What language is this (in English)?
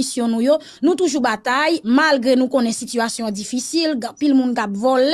French